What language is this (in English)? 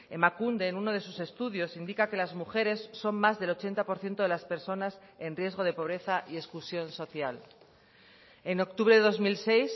Spanish